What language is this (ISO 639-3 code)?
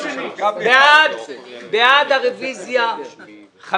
heb